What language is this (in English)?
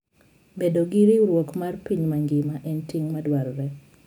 Luo (Kenya and Tanzania)